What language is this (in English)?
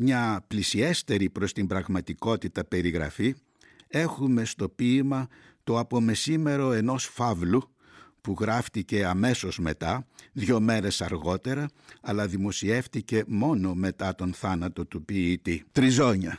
Greek